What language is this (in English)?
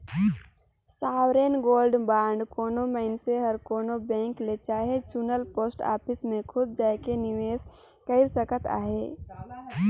Chhattisgarhi